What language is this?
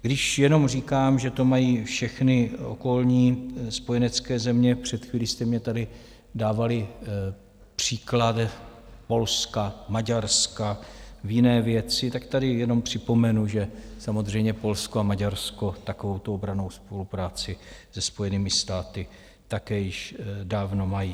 Czech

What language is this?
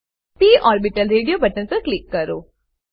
Gujarati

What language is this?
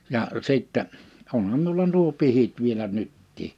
Finnish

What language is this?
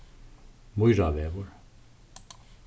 Faroese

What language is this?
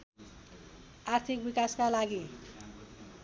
Nepali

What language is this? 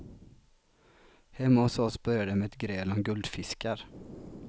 Swedish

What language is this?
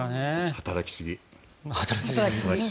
Japanese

